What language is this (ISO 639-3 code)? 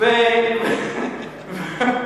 heb